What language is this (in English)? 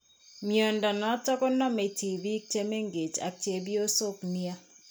Kalenjin